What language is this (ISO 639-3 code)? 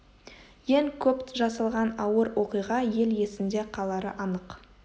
kaz